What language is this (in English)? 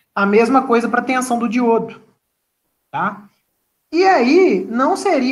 Portuguese